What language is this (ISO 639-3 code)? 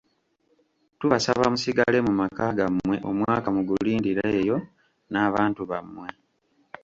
lug